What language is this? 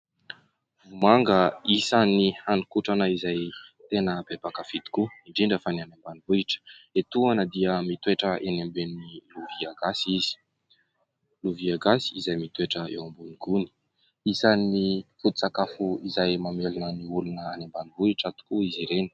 Malagasy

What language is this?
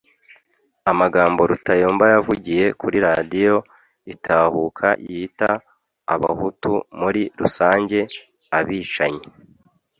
Kinyarwanda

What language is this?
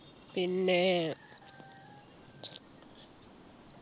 Malayalam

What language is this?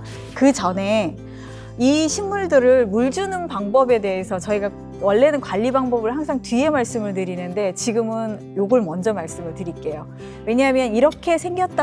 Korean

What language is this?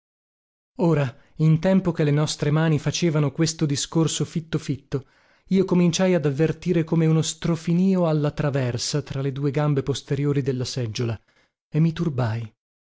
Italian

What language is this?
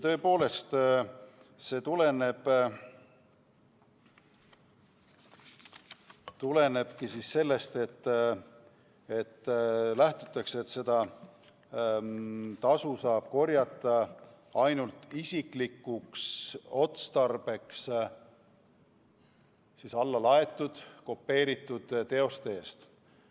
Estonian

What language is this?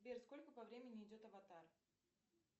Russian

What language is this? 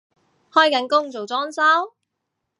Cantonese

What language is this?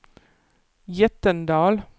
Swedish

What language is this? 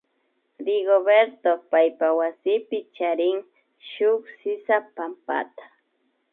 Imbabura Highland Quichua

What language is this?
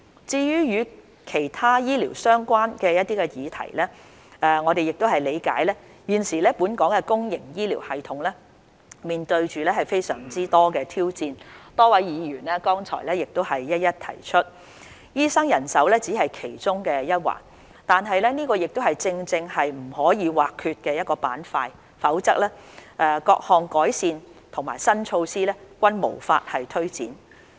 Cantonese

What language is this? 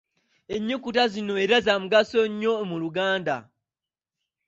Ganda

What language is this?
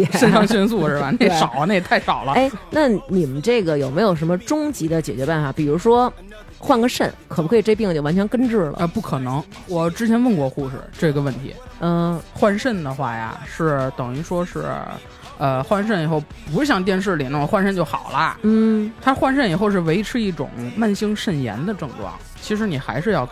Chinese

